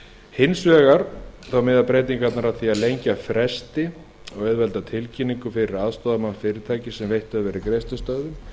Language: Icelandic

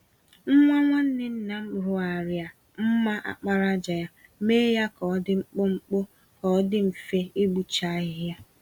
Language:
Igbo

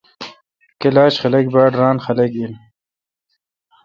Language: Kalkoti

